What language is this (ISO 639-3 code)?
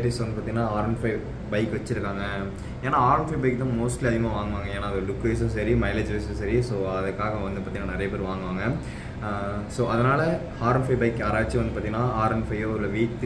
ron